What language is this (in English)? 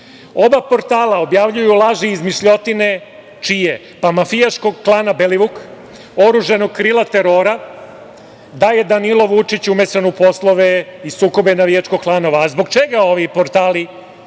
Serbian